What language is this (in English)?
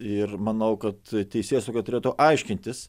Lithuanian